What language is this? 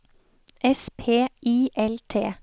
Norwegian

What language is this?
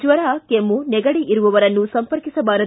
Kannada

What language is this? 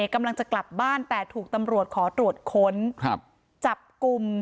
Thai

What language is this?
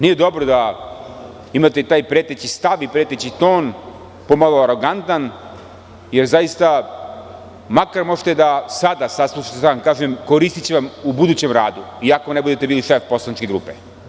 Serbian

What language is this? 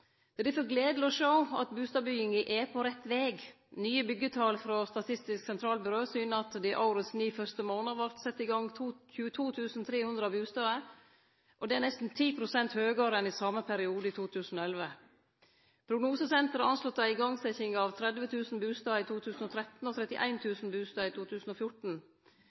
Norwegian Nynorsk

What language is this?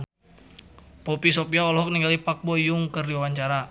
Sundanese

